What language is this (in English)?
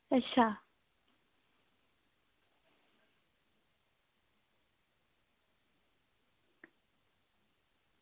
Dogri